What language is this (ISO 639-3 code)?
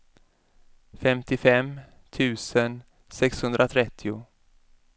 swe